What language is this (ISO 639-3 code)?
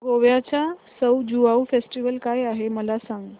mar